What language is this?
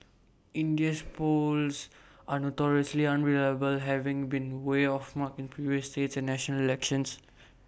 English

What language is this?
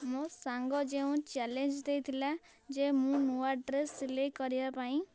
Odia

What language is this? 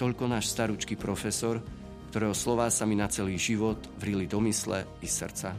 Slovak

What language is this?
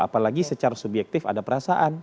Indonesian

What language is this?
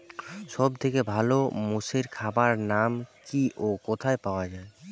Bangla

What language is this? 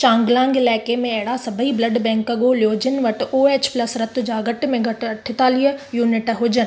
Sindhi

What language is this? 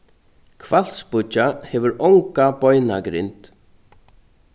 Faroese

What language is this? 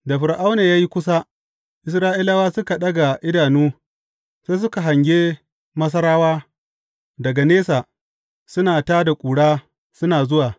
Hausa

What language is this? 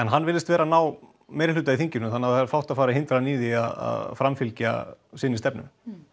Icelandic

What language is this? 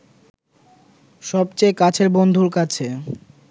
Bangla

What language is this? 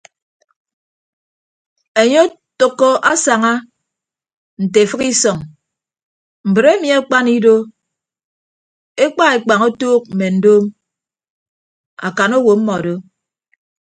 Ibibio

